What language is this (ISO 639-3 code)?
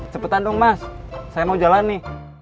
ind